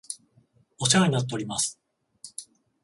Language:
Japanese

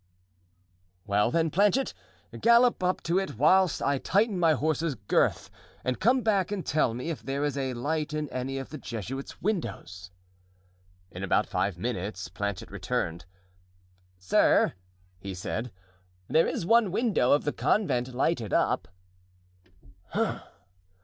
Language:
English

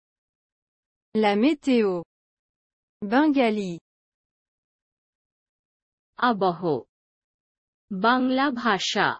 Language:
French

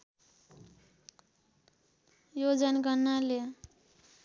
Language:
Nepali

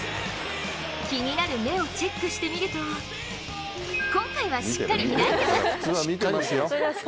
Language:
Japanese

